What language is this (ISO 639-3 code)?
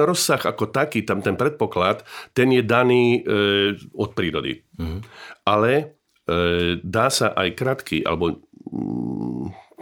slk